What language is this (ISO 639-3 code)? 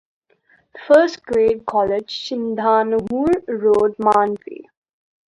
eng